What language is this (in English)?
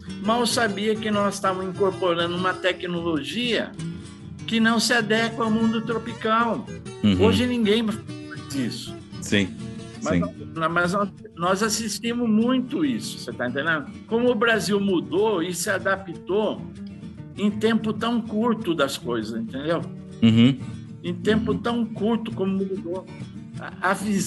Portuguese